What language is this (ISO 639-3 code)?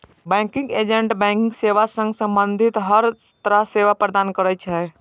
mai